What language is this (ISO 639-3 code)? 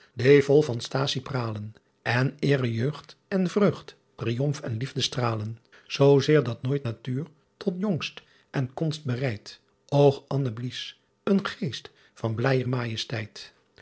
nld